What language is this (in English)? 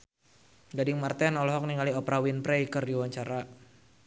Sundanese